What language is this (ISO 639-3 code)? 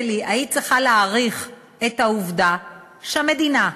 heb